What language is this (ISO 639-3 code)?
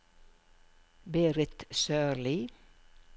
nor